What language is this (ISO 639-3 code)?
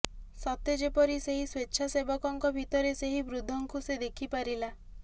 ori